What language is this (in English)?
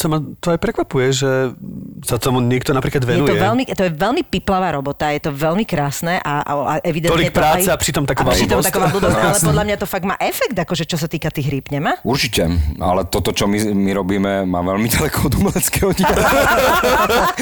Slovak